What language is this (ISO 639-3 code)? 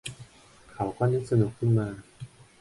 tha